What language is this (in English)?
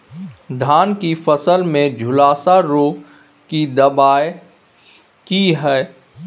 Maithili